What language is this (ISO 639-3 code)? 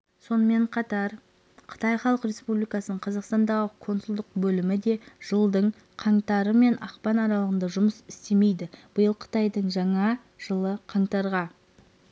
kaz